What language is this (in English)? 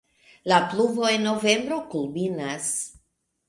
Esperanto